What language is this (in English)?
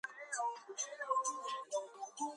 Georgian